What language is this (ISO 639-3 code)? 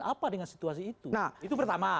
ind